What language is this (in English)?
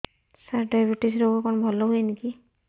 Odia